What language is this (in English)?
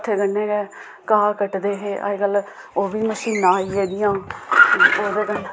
Dogri